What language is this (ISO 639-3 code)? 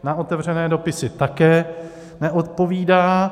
ces